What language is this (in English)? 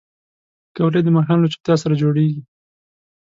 Pashto